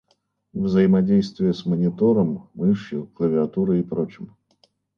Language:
Russian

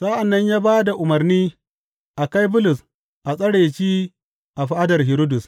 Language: Hausa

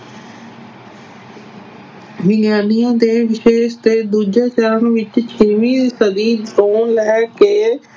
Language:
Punjabi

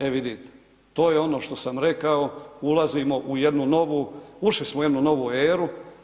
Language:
Croatian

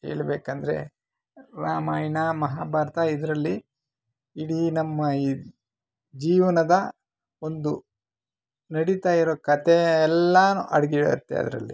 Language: Kannada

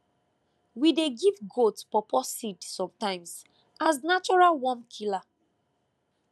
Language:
Nigerian Pidgin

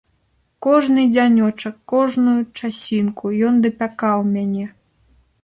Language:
Belarusian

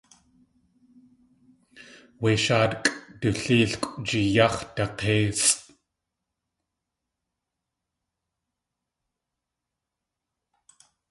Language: Tlingit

